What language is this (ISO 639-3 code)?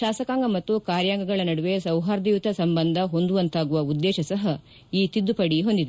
kan